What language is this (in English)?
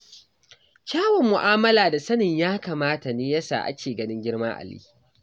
Hausa